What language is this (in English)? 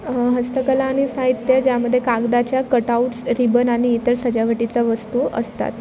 Marathi